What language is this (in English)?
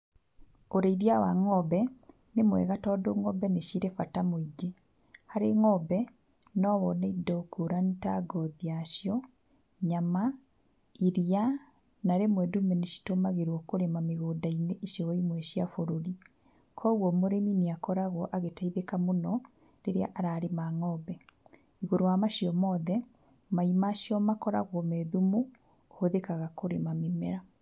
Kikuyu